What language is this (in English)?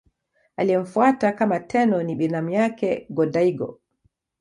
Swahili